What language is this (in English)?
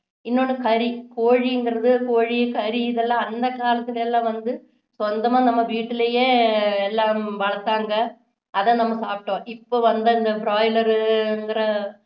Tamil